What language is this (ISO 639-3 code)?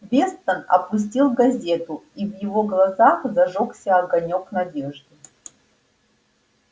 rus